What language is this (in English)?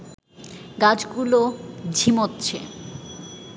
Bangla